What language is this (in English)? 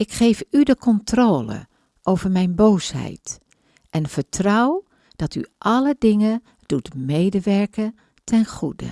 Dutch